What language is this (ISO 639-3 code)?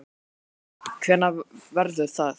isl